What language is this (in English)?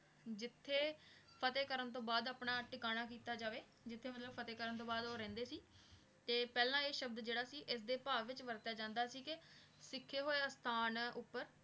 Punjabi